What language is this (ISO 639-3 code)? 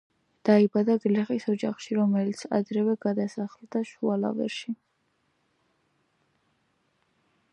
kat